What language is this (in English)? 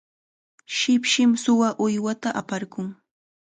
Chiquián Ancash Quechua